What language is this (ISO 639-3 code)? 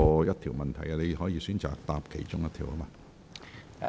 yue